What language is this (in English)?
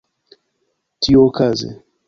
Esperanto